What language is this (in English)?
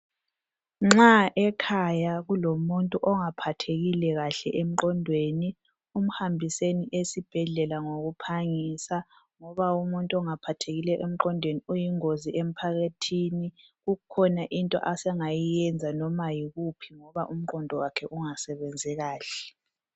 North Ndebele